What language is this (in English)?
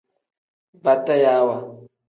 Tem